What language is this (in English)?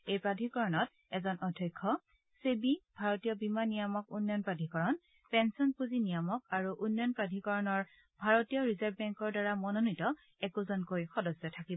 Assamese